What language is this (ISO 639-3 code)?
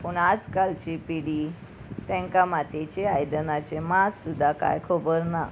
kok